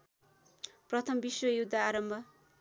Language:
Nepali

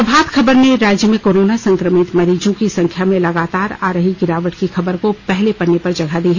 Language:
Hindi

